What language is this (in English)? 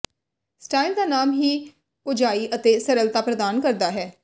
Punjabi